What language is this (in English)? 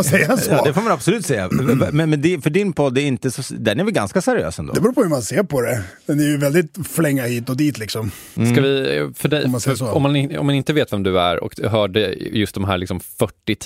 Swedish